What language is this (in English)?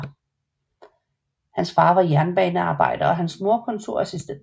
Danish